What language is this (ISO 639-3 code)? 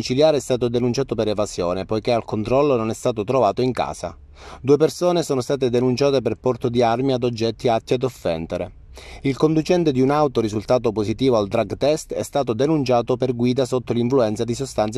ita